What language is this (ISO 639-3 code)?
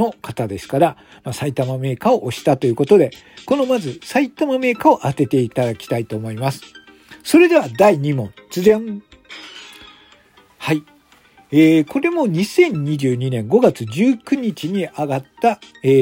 jpn